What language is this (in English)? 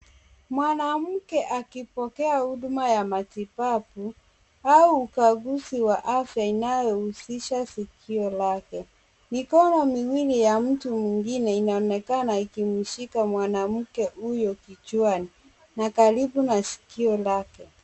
Swahili